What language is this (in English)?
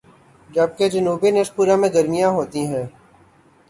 Urdu